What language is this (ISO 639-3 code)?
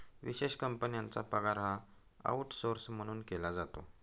mar